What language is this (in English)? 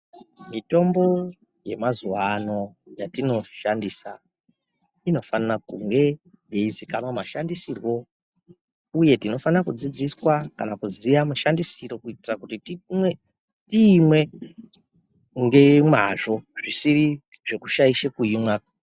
Ndau